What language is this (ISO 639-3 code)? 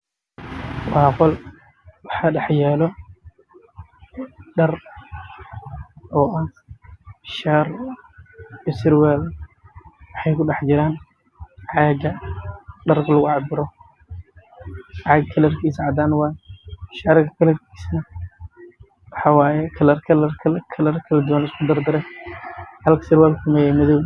som